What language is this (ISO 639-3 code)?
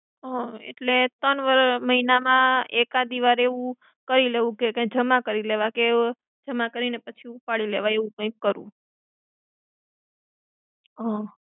guj